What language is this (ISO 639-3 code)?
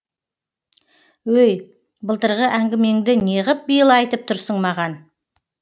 kaz